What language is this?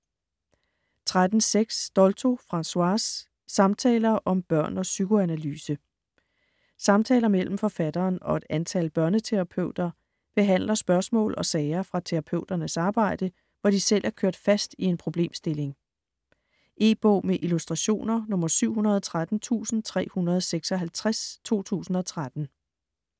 Danish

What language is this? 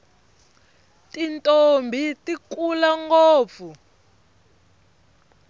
Tsonga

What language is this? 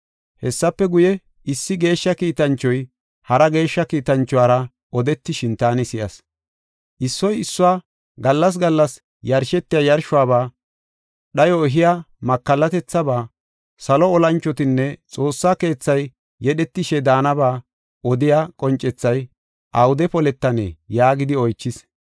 Gofa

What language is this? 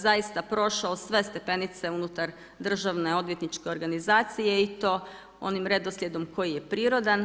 Croatian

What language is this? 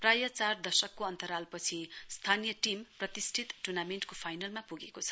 Nepali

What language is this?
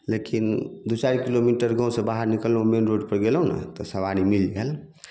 Maithili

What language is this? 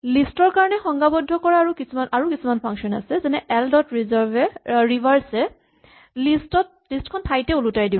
Assamese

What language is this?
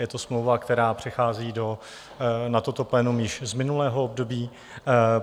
Czech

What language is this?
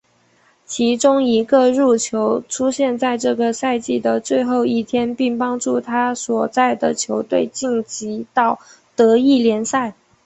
Chinese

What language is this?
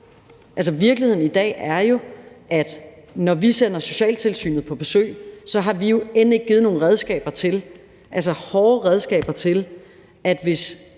Danish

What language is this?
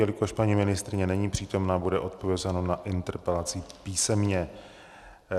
Czech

